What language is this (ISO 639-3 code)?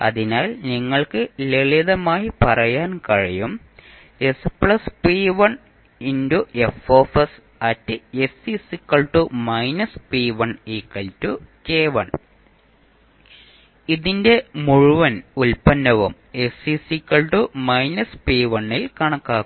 mal